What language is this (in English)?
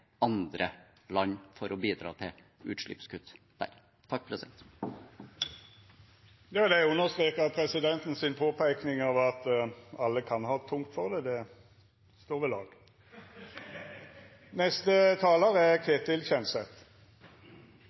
Norwegian